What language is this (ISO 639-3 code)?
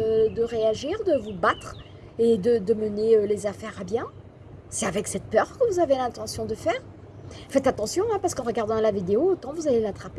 fra